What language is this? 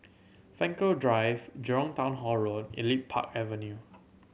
English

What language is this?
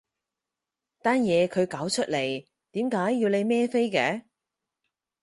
Cantonese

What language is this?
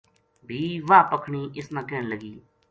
Gujari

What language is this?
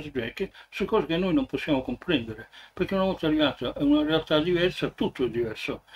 Italian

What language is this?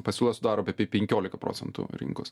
Lithuanian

